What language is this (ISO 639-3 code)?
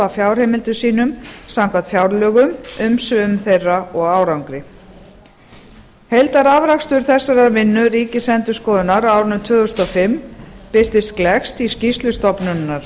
isl